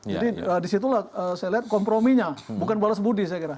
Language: Indonesian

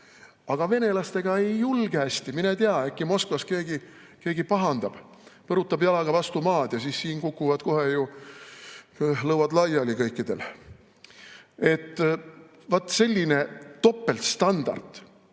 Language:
Estonian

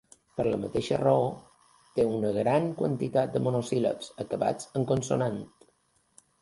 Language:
Catalan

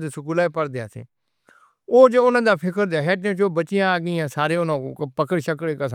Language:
Northern Hindko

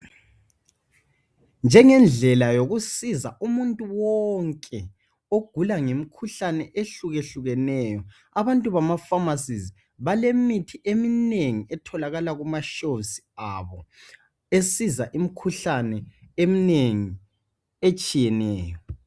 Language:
North Ndebele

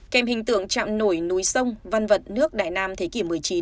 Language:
Vietnamese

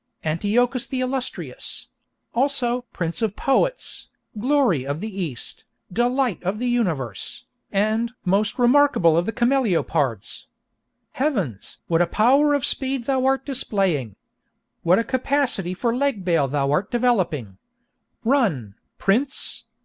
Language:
English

